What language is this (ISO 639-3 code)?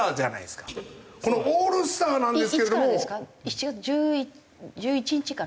jpn